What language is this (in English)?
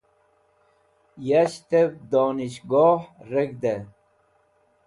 Wakhi